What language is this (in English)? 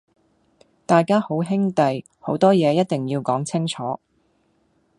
Cantonese